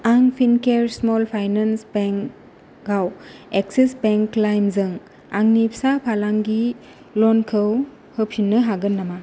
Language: Bodo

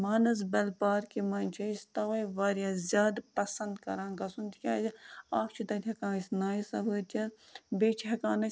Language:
Kashmiri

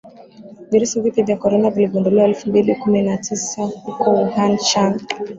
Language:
Swahili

